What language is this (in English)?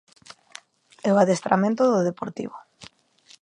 Galician